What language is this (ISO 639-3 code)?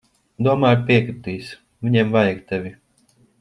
lav